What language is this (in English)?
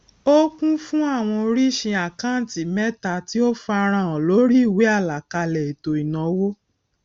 Yoruba